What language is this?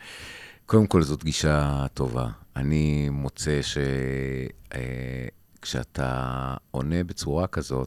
Hebrew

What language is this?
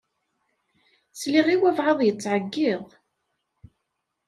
Kabyle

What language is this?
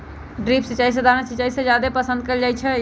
Magahi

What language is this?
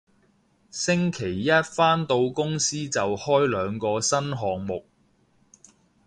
Cantonese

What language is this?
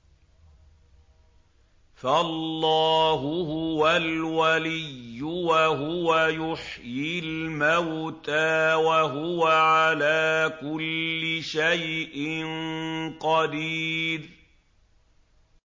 Arabic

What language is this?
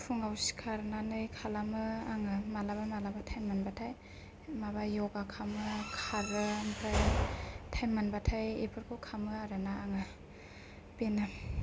Bodo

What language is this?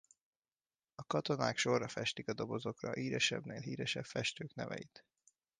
Hungarian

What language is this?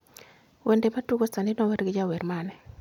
Luo (Kenya and Tanzania)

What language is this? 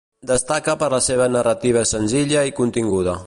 Catalan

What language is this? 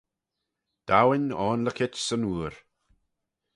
Manx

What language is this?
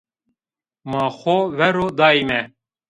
Zaza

